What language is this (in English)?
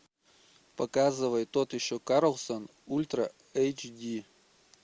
Russian